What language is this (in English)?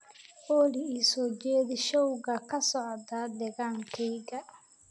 Somali